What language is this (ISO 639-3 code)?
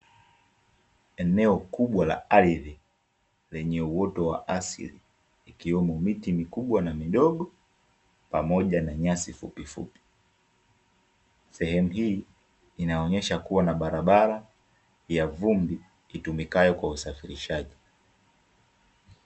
swa